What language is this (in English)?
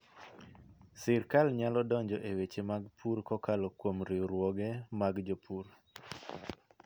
Luo (Kenya and Tanzania)